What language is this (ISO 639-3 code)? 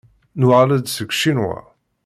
kab